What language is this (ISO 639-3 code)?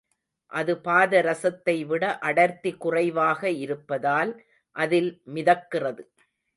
tam